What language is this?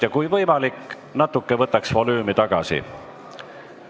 Estonian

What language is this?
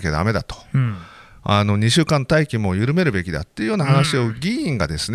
Japanese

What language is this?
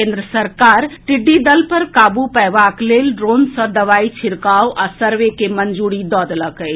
Maithili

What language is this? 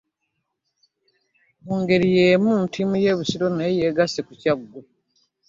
Ganda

